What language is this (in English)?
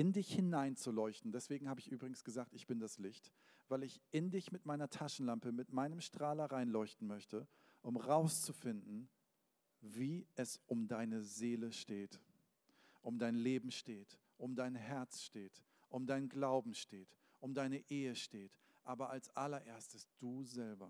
German